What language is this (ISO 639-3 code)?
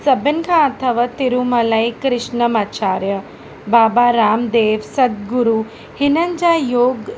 snd